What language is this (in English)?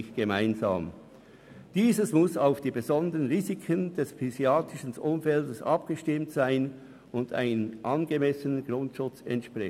Swiss German